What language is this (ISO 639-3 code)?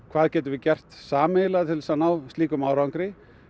isl